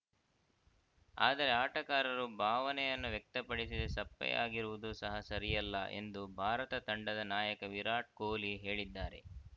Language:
Kannada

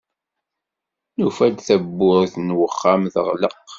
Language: Kabyle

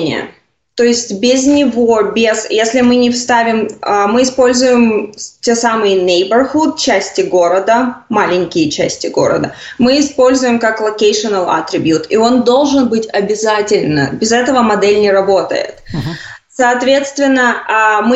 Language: Russian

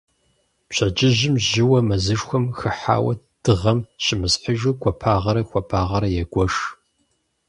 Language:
Kabardian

